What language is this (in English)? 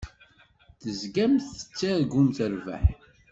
Kabyle